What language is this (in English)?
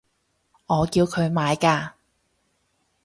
Cantonese